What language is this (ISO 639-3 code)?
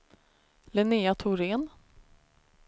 swe